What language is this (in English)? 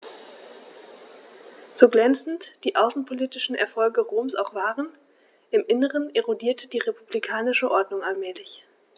German